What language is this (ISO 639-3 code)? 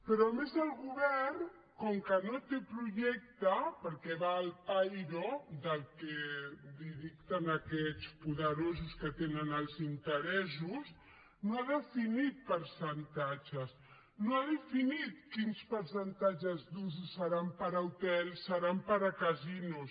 cat